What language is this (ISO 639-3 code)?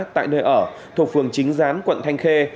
vie